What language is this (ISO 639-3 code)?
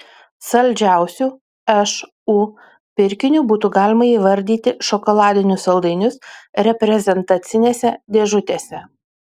lit